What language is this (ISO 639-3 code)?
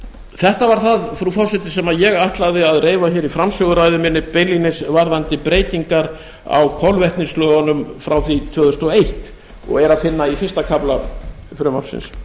isl